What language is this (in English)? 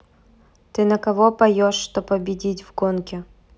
Russian